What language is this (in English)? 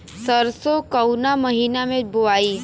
Bhojpuri